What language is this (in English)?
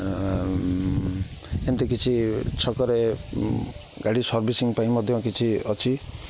Odia